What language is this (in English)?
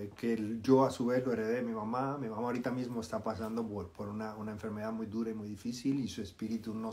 Spanish